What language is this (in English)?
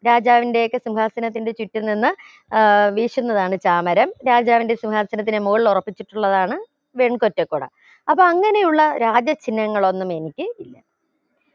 Malayalam